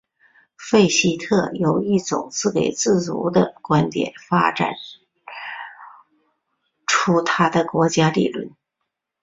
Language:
Chinese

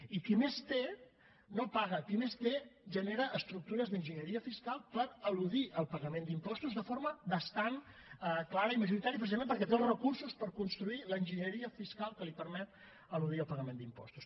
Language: Catalan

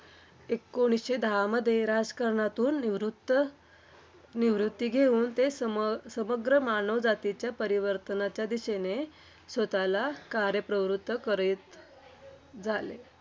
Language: Marathi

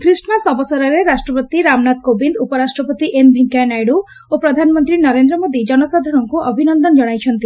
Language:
Odia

